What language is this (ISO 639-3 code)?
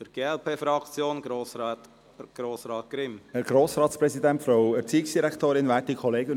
gsw